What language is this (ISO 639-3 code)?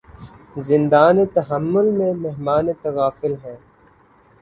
urd